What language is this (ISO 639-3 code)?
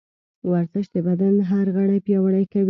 pus